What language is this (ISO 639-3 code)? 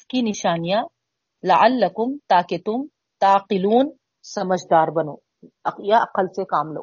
urd